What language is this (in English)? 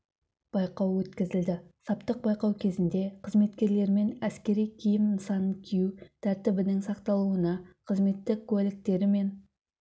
Kazakh